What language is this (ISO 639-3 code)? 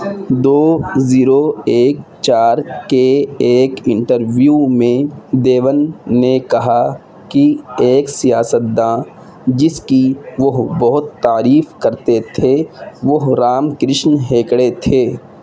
urd